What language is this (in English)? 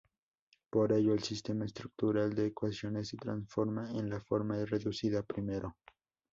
Spanish